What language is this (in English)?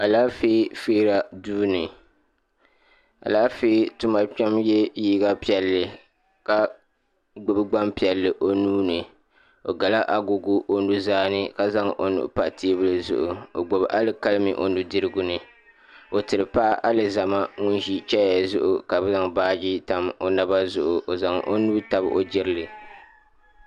Dagbani